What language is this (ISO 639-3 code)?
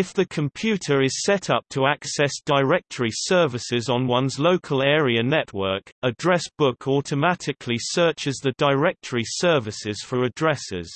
eng